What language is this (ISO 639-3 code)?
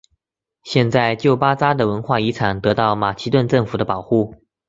zho